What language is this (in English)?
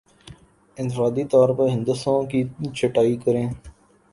Urdu